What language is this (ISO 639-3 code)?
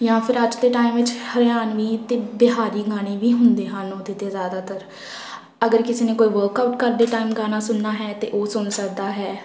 pan